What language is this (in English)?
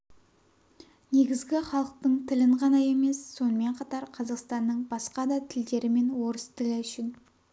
Kazakh